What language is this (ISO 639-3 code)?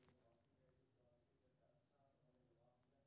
mai